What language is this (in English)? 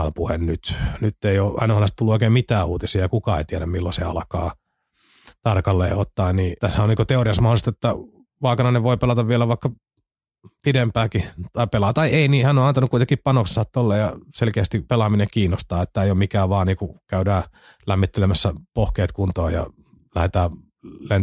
Finnish